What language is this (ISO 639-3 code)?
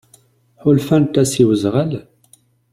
kab